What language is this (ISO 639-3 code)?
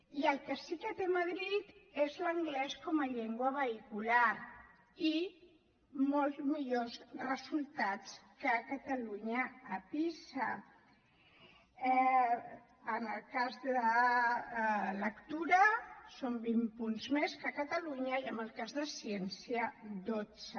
cat